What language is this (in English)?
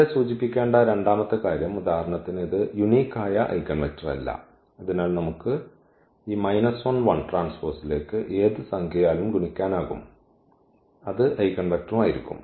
Malayalam